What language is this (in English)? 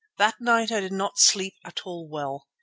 English